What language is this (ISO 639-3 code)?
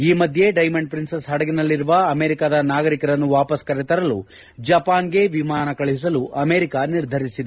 kan